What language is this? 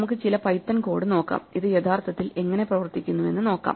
Malayalam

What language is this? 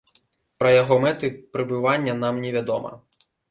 Belarusian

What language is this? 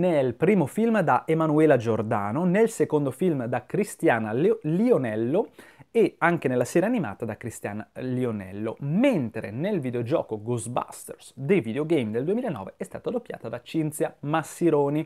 Italian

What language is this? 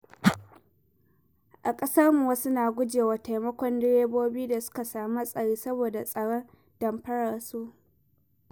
Hausa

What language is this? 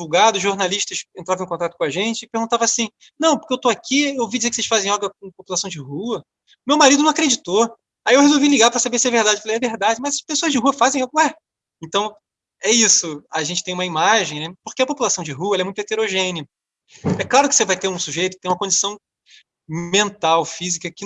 Portuguese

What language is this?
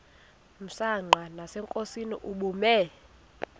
Xhosa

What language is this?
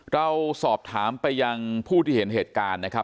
Thai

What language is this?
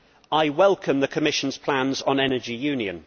English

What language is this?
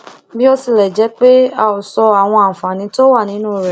Yoruba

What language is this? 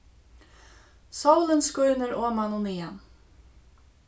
Faroese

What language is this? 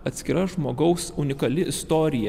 Lithuanian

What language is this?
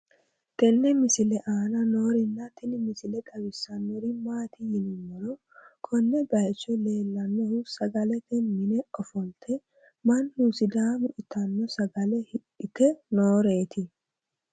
Sidamo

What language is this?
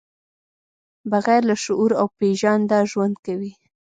Pashto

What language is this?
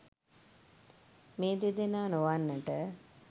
Sinhala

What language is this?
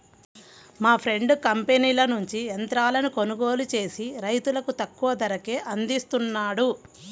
Telugu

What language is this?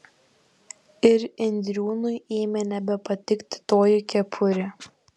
Lithuanian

